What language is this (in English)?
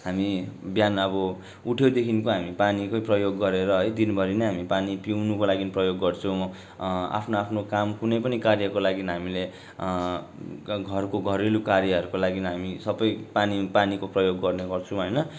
Nepali